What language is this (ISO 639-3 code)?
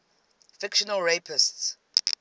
eng